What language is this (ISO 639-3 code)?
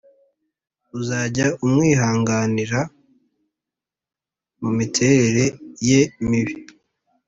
kin